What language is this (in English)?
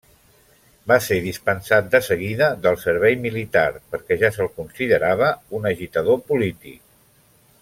Catalan